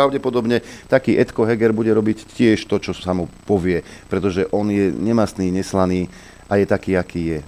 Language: Slovak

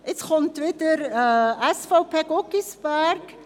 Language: Swiss German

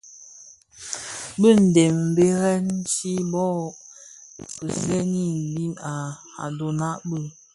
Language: Bafia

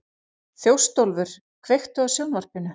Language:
Icelandic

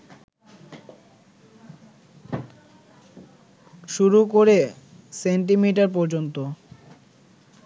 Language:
Bangla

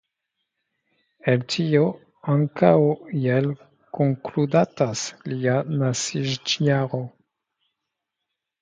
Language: Esperanto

